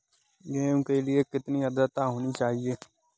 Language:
Hindi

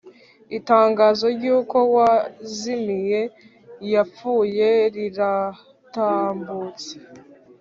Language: Kinyarwanda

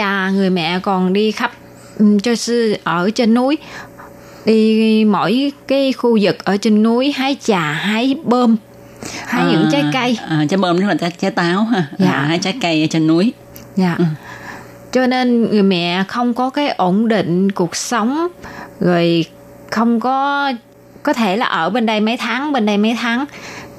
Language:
Vietnamese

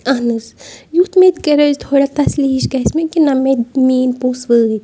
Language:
Kashmiri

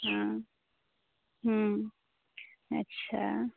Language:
Maithili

